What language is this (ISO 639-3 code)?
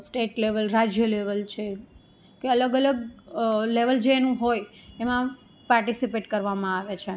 guj